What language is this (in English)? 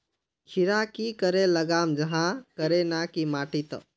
Magahi